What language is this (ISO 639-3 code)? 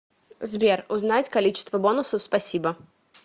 rus